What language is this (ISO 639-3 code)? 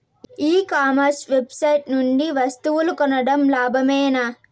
tel